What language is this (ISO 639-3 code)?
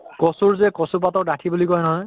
asm